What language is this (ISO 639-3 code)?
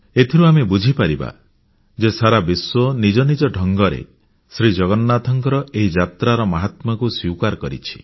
ori